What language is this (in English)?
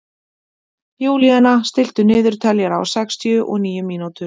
Icelandic